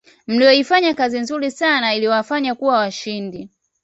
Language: Swahili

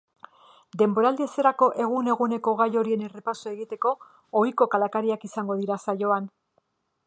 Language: Basque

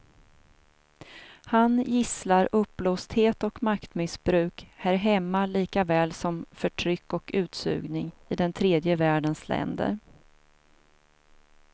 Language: Swedish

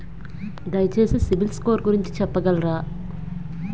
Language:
Telugu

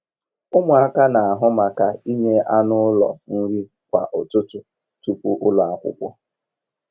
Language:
Igbo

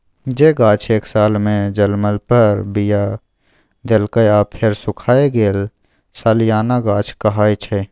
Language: Maithili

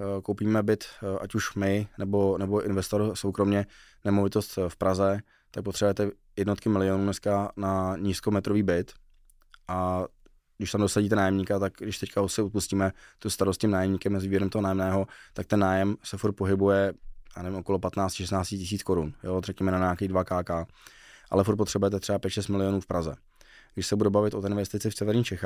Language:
Czech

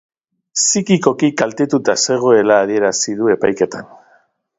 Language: Basque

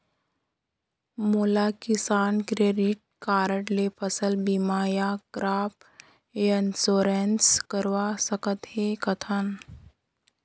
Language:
Chhattisgarhi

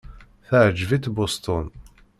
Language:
Kabyle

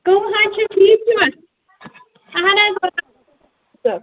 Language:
Kashmiri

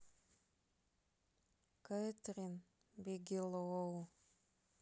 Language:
Russian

